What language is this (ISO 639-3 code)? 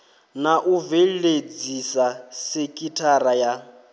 ven